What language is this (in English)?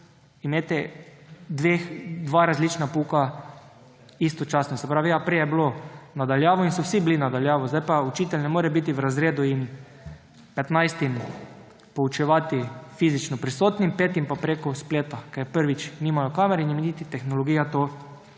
Slovenian